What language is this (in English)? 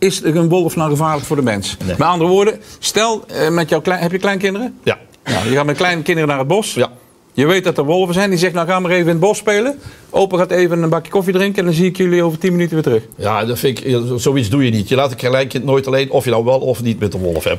Dutch